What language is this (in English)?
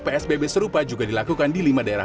Indonesian